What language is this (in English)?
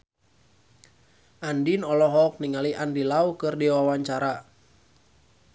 Sundanese